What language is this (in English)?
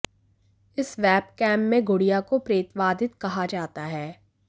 Hindi